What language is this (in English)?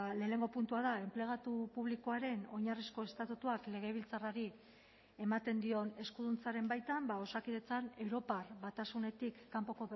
Basque